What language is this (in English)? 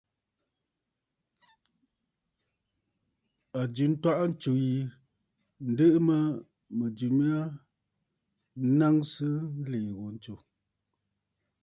Bafut